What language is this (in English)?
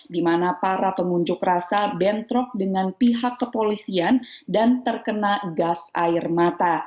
Indonesian